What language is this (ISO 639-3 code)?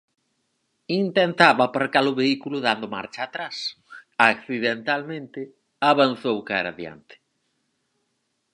glg